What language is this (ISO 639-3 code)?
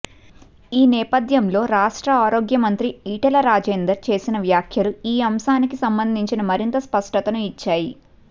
tel